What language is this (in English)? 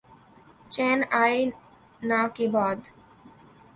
Urdu